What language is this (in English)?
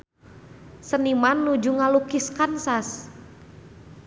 Sundanese